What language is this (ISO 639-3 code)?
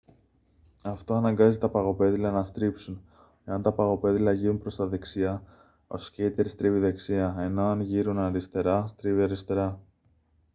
ell